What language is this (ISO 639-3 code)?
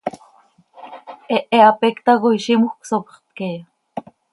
sei